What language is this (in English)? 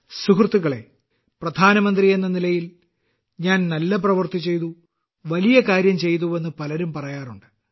Malayalam